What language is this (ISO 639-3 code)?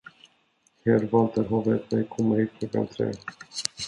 swe